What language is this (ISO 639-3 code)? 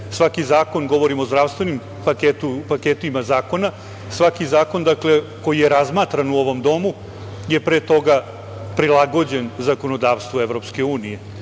srp